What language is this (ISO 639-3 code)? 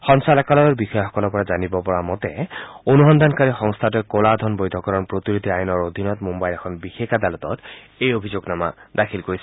asm